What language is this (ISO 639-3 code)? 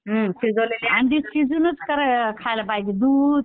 mar